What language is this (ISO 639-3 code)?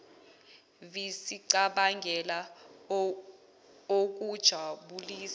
zul